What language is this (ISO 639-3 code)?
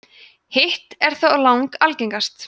isl